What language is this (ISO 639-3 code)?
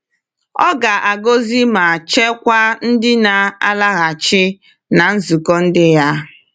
ibo